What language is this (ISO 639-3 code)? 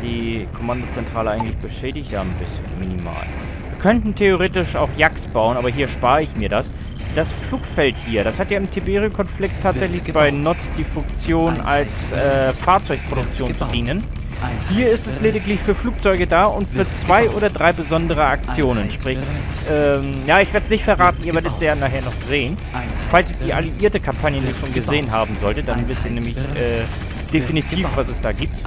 deu